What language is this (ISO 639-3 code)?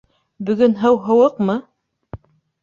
bak